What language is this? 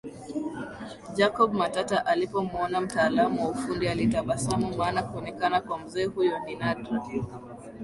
Swahili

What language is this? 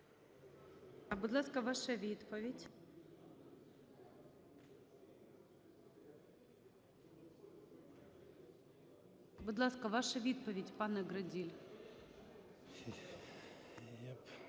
Ukrainian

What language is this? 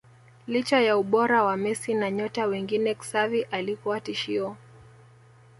Swahili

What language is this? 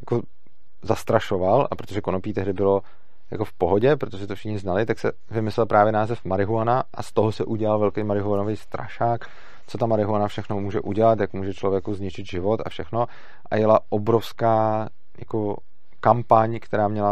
Czech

